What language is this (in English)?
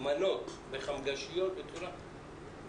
Hebrew